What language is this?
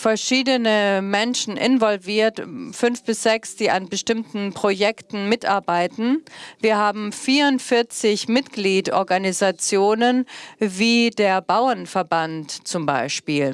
German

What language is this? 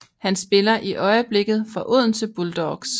Danish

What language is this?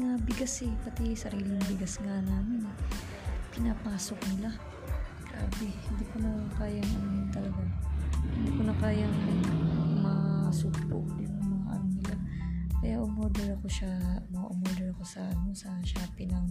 Filipino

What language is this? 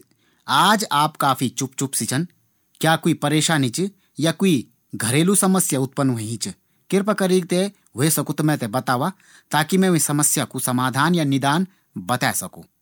Garhwali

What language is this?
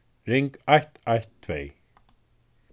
Faroese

